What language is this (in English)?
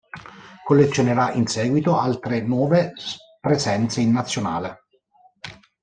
Italian